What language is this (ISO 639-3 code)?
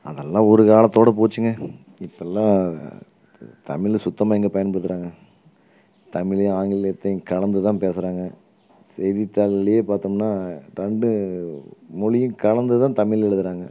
tam